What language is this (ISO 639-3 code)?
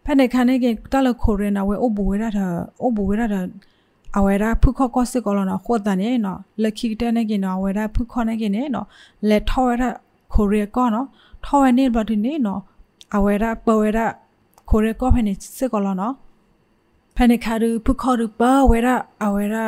tha